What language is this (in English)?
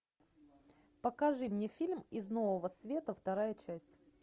Russian